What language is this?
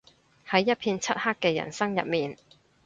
Cantonese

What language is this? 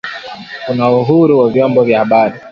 Swahili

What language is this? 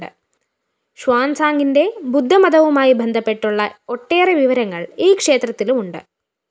Malayalam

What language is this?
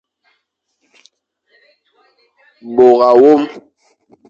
Fang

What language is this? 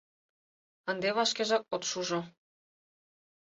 Mari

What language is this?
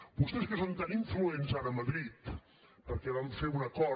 Catalan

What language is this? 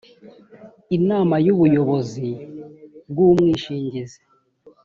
Kinyarwanda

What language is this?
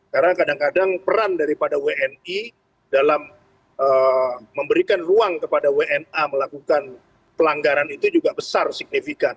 Indonesian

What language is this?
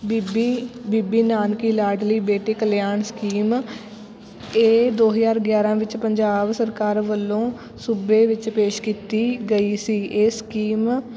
Punjabi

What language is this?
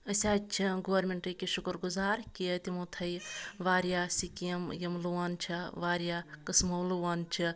Kashmiri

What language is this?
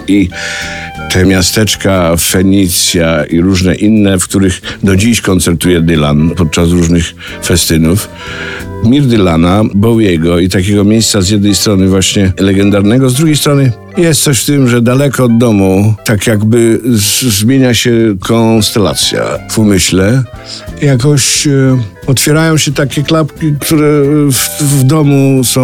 Polish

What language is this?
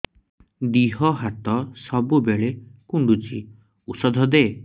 Odia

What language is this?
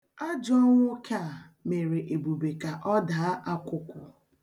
Igbo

